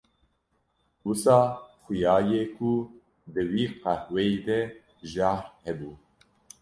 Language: Kurdish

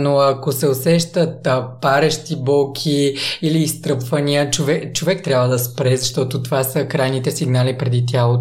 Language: Bulgarian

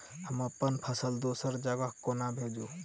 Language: Maithili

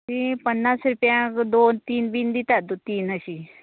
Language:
Konkani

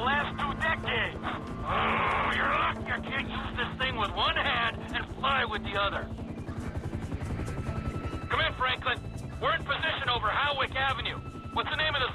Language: Polish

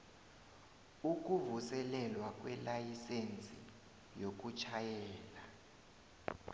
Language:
South Ndebele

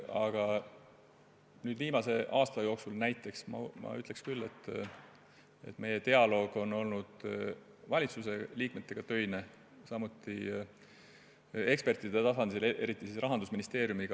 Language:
Estonian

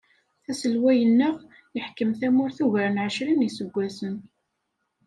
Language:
Kabyle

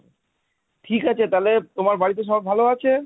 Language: Bangla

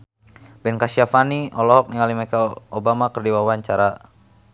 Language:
Sundanese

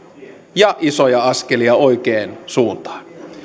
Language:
Finnish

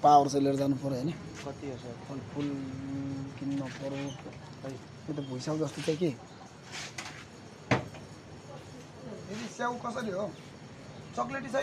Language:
Indonesian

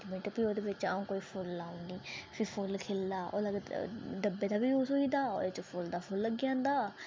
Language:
Dogri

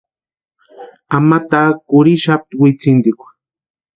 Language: Western Highland Purepecha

